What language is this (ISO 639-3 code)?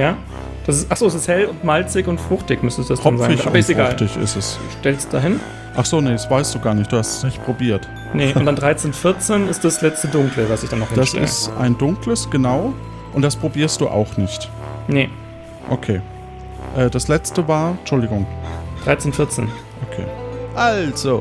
deu